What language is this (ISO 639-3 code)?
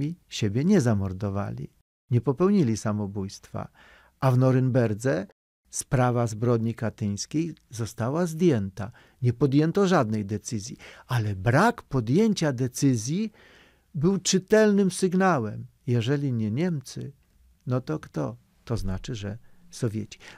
pol